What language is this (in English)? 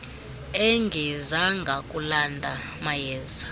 Xhosa